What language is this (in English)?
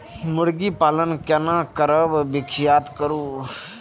Maithili